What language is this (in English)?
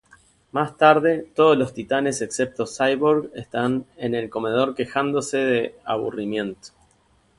Spanish